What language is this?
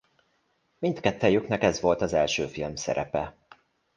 Hungarian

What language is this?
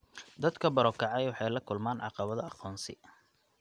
Somali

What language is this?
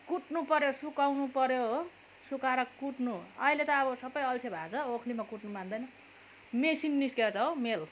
Nepali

